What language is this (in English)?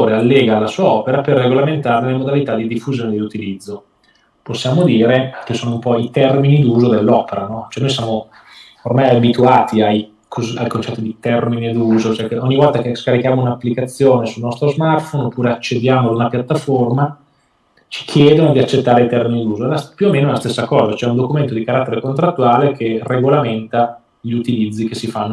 Italian